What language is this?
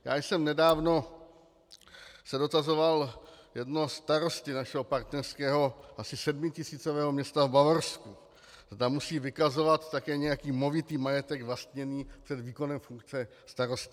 Czech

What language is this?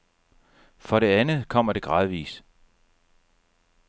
Danish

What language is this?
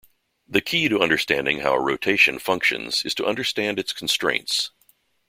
English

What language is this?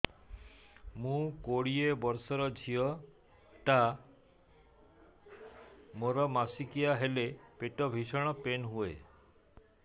Odia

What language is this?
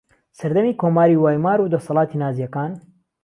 Central Kurdish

